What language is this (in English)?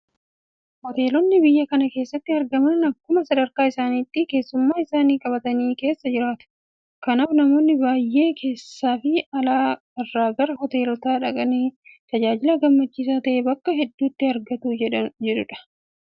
Oromo